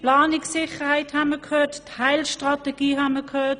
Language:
Swiss German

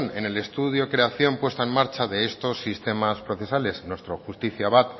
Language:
Spanish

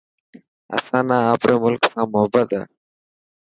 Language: Dhatki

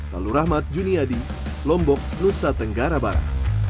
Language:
Indonesian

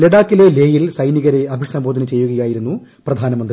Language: Malayalam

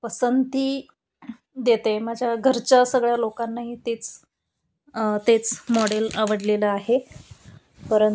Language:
Marathi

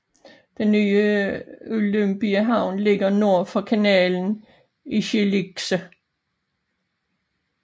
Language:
Danish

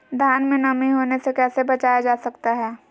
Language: Magahi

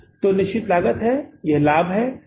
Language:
Hindi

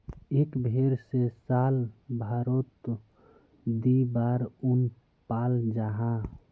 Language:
Magahi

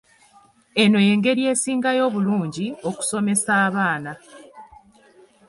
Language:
Ganda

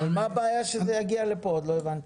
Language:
Hebrew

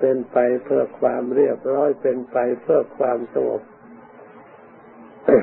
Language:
Thai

